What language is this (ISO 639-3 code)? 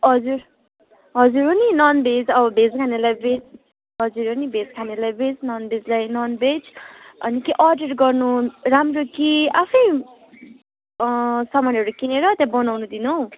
nep